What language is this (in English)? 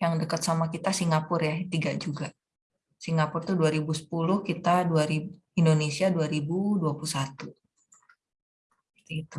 Indonesian